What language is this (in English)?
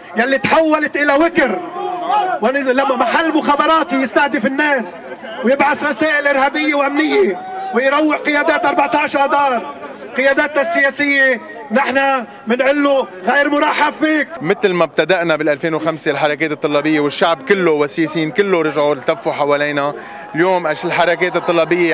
Arabic